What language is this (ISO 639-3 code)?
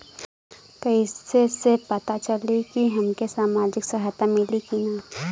bho